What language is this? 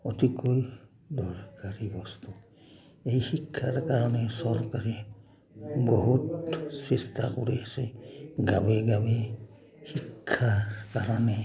Assamese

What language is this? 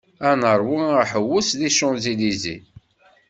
Kabyle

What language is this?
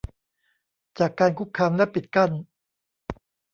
Thai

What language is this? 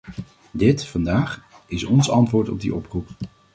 Dutch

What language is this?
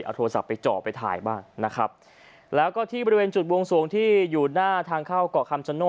Thai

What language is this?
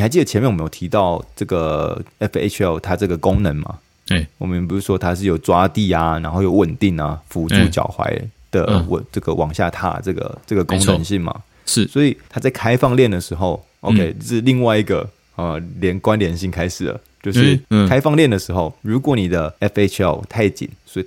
Chinese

